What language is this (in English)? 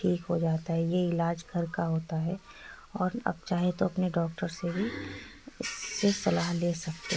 Urdu